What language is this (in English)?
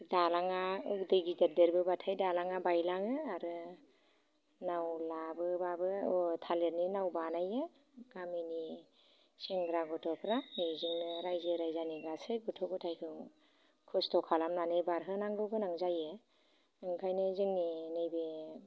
Bodo